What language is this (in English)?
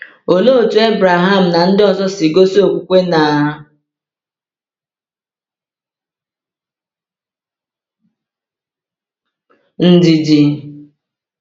Igbo